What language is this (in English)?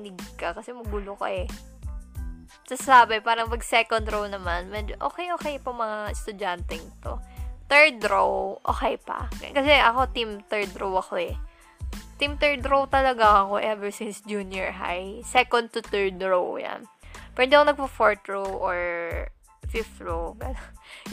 Filipino